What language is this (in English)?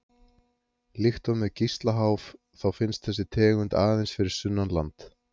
Icelandic